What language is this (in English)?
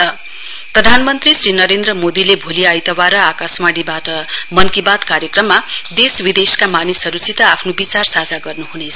Nepali